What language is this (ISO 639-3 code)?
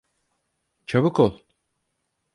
tur